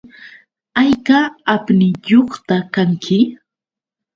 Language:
Yauyos Quechua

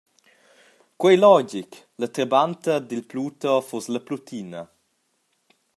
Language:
Romansh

